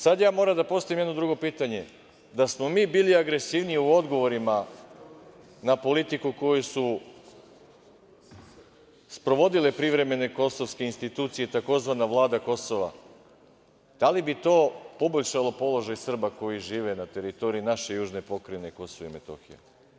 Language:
Serbian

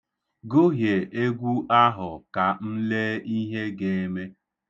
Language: Igbo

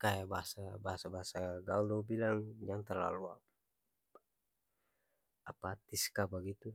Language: Ambonese Malay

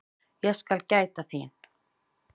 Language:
Icelandic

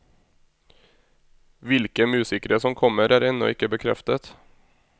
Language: Norwegian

